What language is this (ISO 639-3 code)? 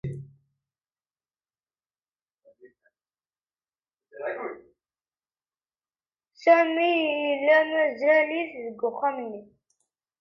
kab